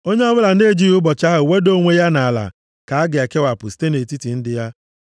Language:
Igbo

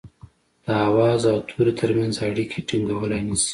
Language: Pashto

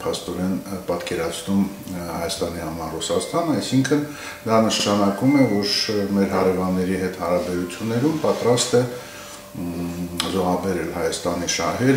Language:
Romanian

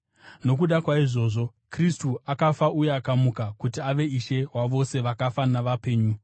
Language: Shona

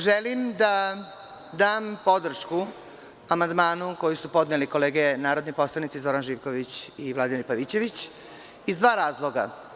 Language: Serbian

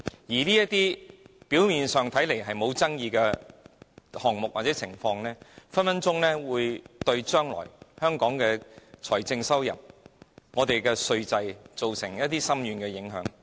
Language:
Cantonese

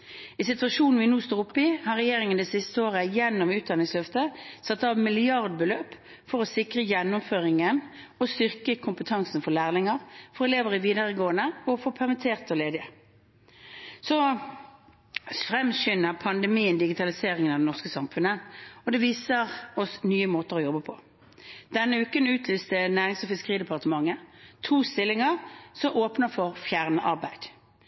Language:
Norwegian Bokmål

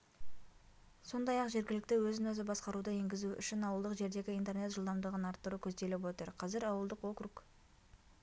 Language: Kazakh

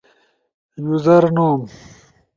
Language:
Ushojo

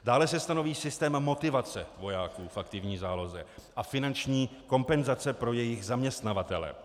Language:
Czech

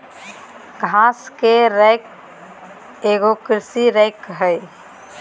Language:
Magahi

